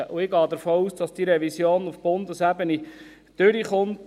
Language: Swiss German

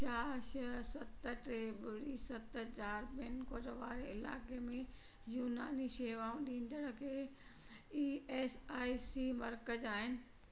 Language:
Sindhi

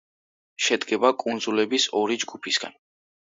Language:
Georgian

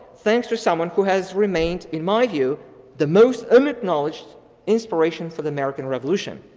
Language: English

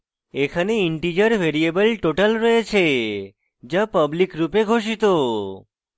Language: Bangla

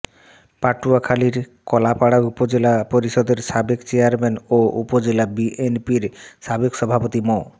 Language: Bangla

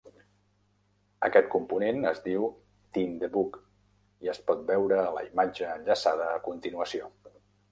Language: Catalan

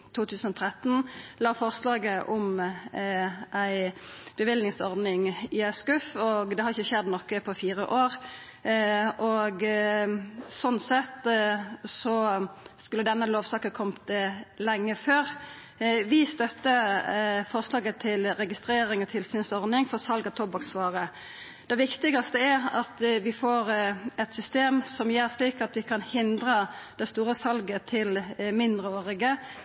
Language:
Norwegian Nynorsk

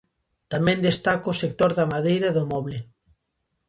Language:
Galician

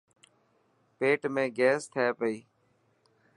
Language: Dhatki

